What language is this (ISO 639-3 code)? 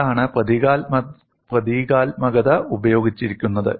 mal